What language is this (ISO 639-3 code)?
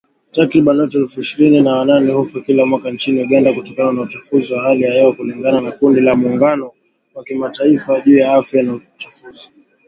swa